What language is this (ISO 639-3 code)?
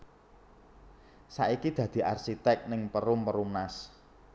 jav